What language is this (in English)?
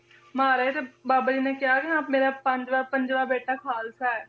Punjabi